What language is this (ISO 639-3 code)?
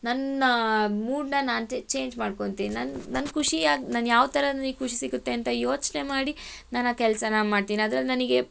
kan